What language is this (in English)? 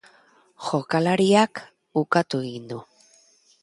Basque